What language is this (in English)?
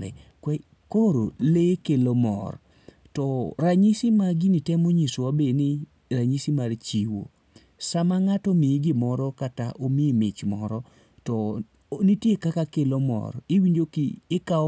Luo (Kenya and Tanzania)